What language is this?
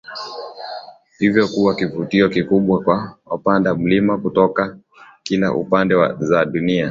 Swahili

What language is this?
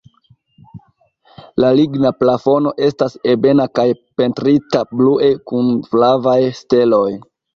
Esperanto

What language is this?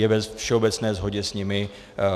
Czech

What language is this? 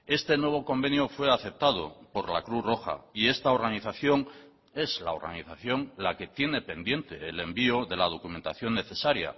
Spanish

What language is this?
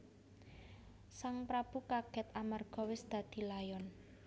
Javanese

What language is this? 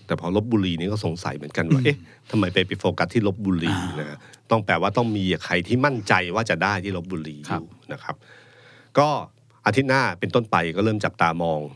Thai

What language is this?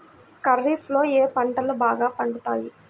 Telugu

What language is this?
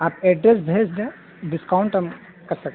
Urdu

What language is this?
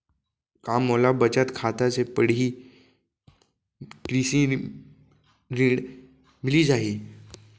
Chhattisgarhi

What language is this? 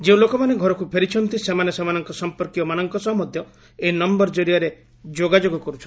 Odia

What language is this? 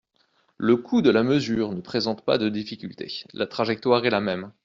French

